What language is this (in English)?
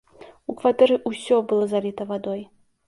Belarusian